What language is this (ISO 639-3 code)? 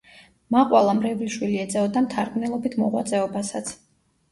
kat